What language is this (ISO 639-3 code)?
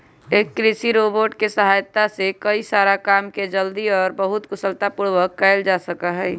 mag